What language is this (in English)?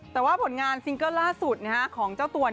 Thai